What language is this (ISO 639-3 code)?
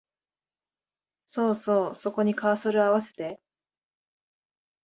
jpn